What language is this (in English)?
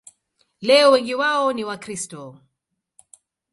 Swahili